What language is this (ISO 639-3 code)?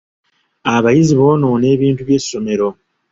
lug